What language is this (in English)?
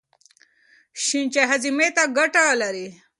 Pashto